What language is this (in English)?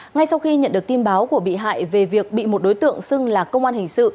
Vietnamese